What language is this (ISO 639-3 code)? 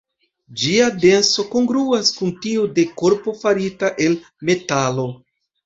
epo